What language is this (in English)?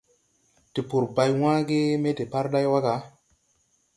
Tupuri